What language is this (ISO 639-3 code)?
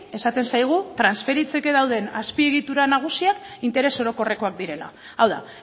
eus